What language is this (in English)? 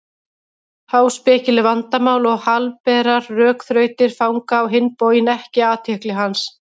Icelandic